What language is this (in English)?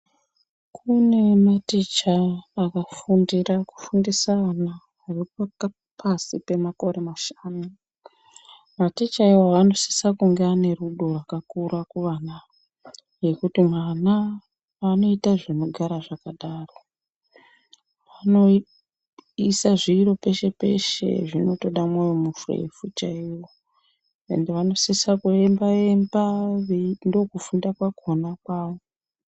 Ndau